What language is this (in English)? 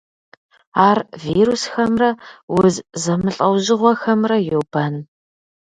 Kabardian